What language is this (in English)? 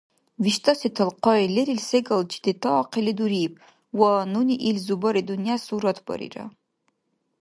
Dargwa